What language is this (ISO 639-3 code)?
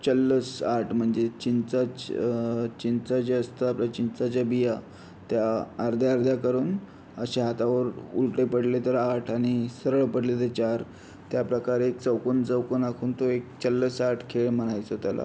mar